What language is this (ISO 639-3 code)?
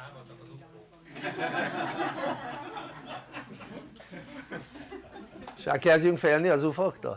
hun